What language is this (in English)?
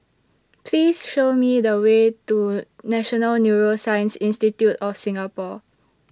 English